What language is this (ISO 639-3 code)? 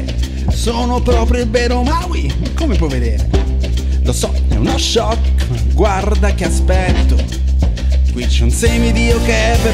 ita